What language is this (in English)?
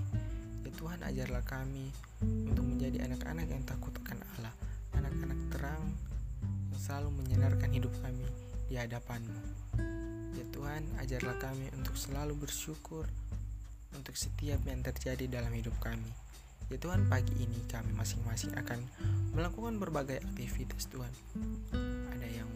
Indonesian